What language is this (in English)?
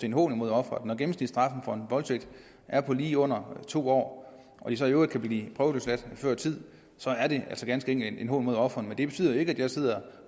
Danish